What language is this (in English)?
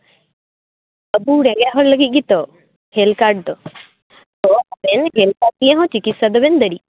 Santali